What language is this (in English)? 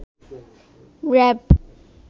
Bangla